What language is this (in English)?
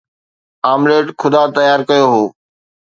Sindhi